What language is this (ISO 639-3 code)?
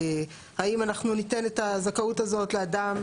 heb